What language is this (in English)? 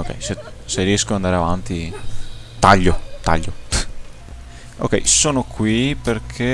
Italian